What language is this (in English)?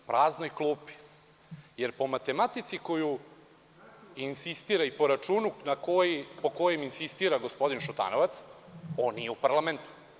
Serbian